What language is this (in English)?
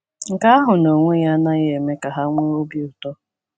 Igbo